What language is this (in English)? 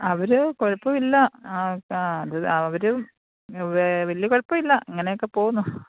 Malayalam